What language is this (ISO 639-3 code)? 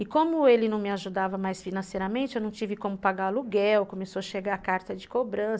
por